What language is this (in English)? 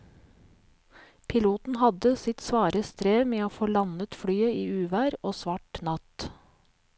Norwegian